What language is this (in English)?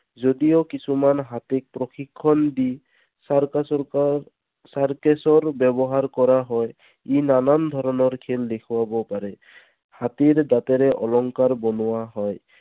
Assamese